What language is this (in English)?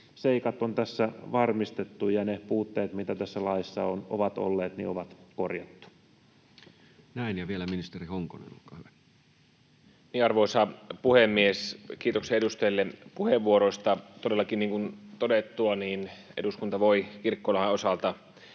Finnish